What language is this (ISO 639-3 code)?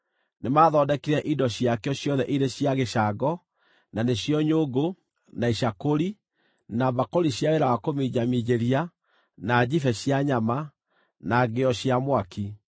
kik